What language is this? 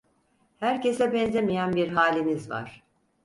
Turkish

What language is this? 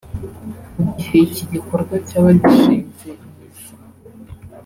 Kinyarwanda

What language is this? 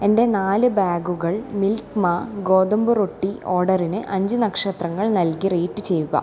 Malayalam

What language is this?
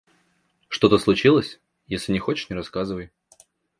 Russian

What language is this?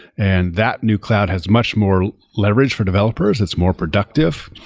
English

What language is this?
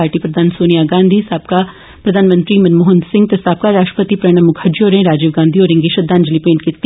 Dogri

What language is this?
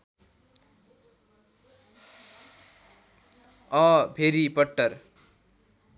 Nepali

